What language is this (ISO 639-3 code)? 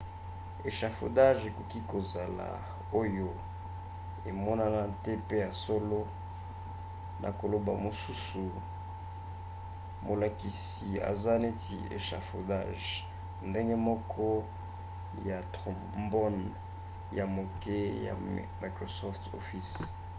lin